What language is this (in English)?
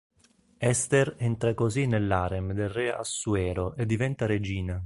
Italian